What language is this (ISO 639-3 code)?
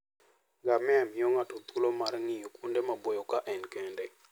luo